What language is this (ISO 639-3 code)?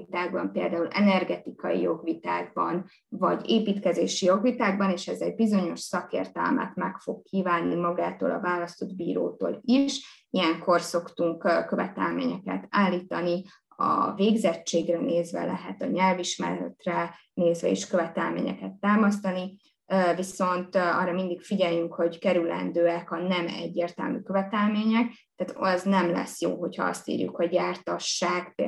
hun